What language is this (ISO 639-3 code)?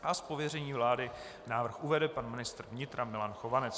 ces